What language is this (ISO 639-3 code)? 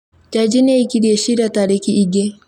kik